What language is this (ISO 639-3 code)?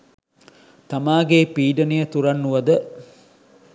sin